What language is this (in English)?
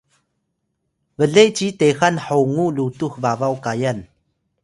Atayal